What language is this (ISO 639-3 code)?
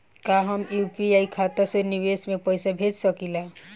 bho